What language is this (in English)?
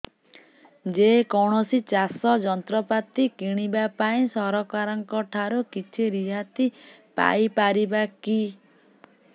Odia